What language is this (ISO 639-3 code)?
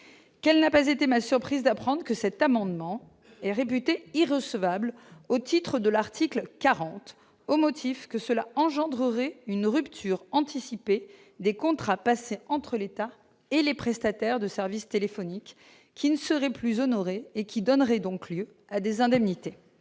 fra